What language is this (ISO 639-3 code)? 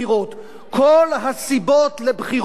heb